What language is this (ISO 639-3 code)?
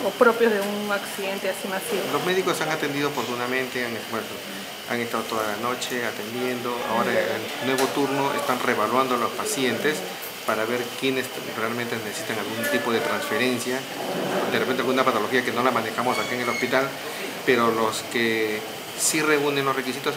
spa